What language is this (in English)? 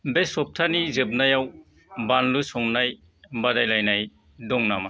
Bodo